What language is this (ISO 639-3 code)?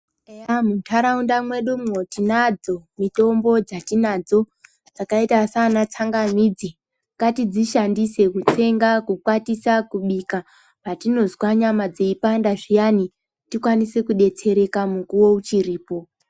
ndc